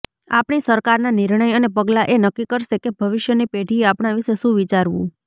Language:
Gujarati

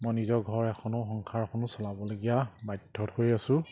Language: Assamese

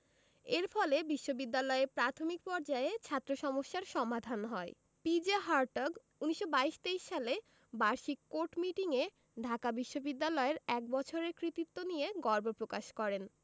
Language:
Bangla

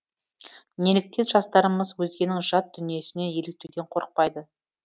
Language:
Kazakh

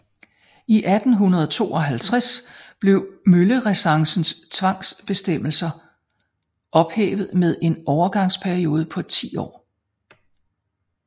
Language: Danish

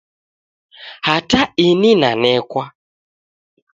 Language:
Taita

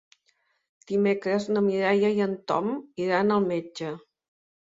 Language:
Catalan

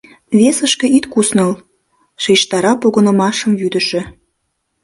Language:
Mari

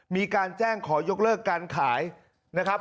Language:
Thai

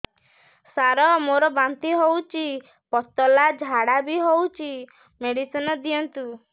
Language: Odia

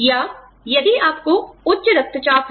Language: Hindi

